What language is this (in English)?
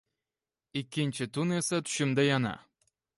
Uzbek